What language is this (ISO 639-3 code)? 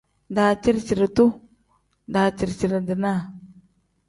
kdh